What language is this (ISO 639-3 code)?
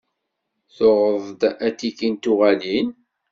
kab